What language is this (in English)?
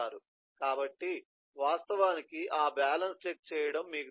Telugu